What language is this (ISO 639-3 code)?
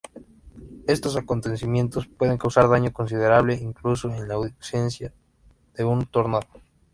spa